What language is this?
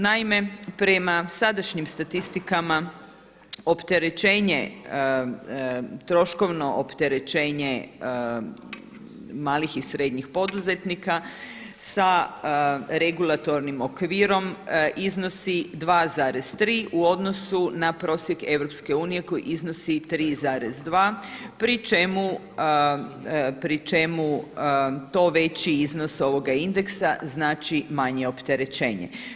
Croatian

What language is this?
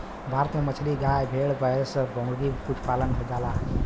Bhojpuri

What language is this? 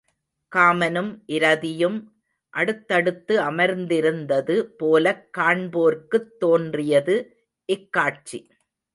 Tamil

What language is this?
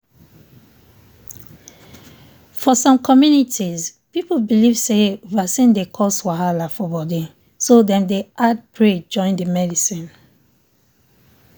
Nigerian Pidgin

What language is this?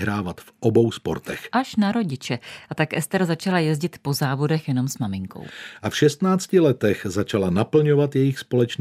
Czech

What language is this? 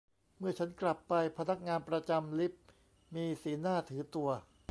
Thai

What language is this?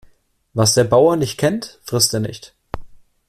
German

